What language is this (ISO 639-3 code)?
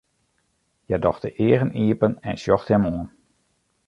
fry